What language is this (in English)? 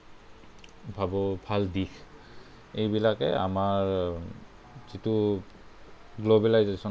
Assamese